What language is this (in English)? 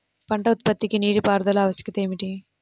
Telugu